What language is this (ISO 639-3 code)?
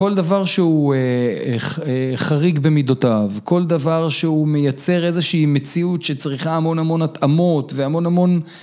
heb